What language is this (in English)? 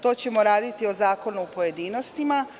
Serbian